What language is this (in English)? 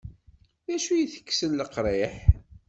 Kabyle